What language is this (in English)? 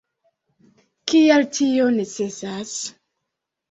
Esperanto